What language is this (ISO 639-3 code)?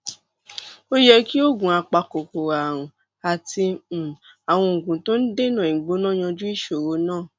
yor